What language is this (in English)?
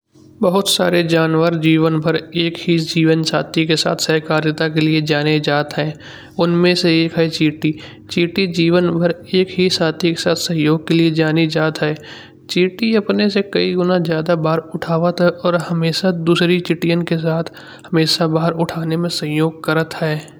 Kanauji